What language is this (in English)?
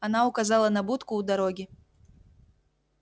Russian